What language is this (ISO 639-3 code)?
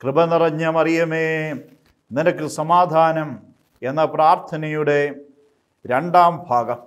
mal